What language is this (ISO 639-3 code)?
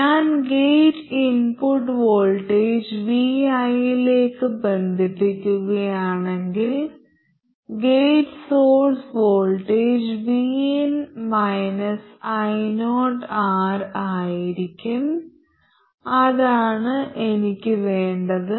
mal